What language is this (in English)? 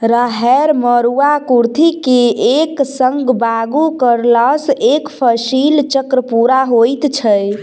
Maithili